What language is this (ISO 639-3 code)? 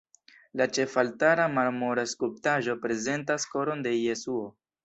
epo